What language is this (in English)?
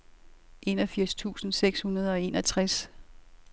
Danish